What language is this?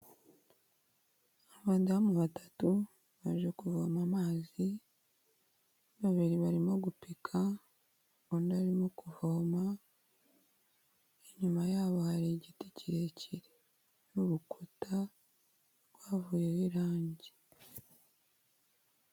Kinyarwanda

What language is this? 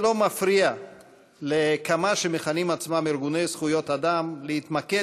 Hebrew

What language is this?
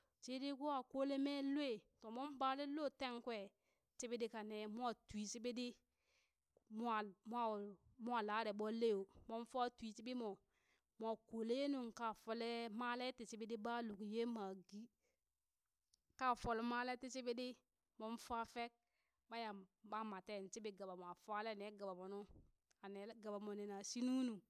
Burak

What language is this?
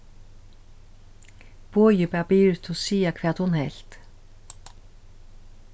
Faroese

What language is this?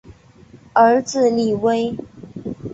Chinese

